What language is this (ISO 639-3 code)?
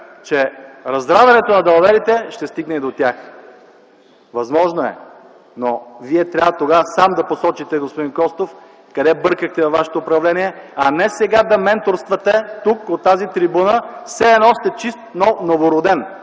bul